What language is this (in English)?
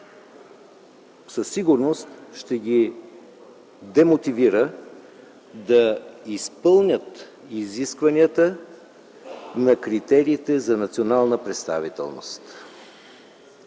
Bulgarian